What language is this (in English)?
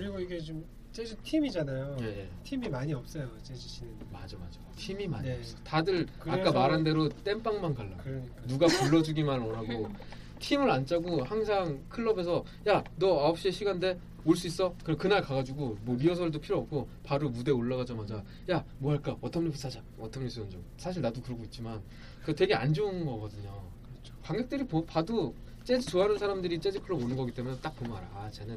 Korean